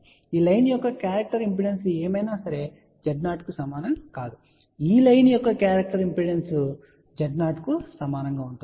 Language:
Telugu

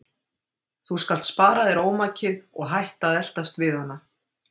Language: Icelandic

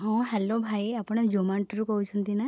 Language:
Odia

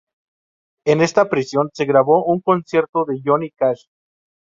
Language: Spanish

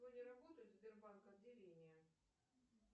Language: Russian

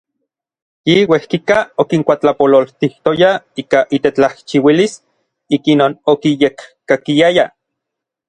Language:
Orizaba Nahuatl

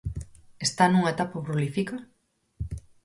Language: Galician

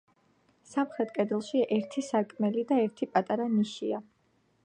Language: Georgian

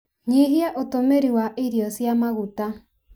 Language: Kikuyu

